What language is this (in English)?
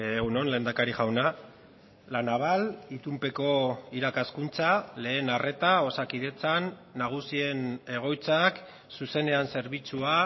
Basque